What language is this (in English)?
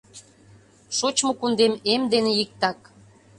Mari